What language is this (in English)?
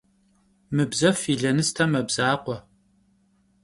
Kabardian